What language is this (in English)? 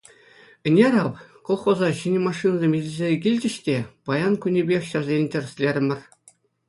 Chuvash